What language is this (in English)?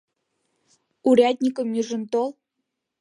Mari